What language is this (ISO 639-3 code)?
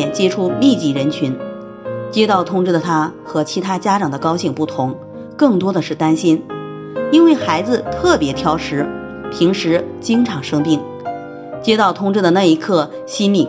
zho